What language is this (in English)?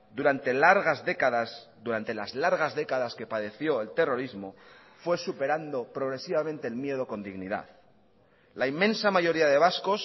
Spanish